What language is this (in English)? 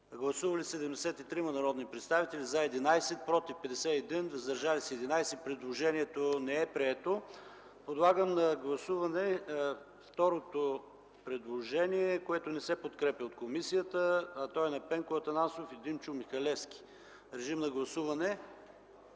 Bulgarian